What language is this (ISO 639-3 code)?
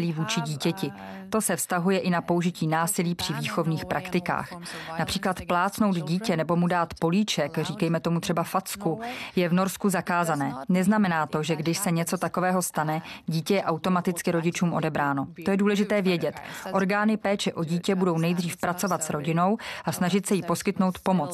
ces